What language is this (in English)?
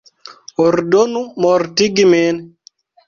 Esperanto